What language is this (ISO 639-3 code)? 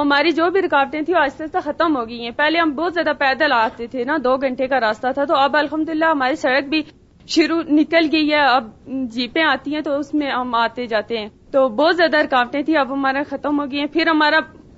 urd